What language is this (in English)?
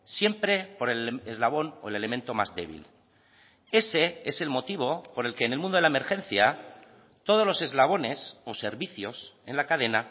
Spanish